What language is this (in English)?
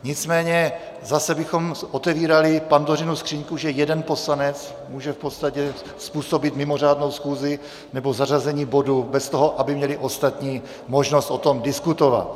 Czech